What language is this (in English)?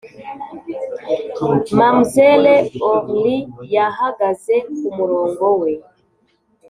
Kinyarwanda